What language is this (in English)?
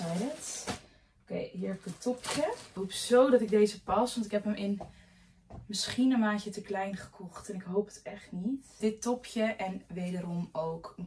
Dutch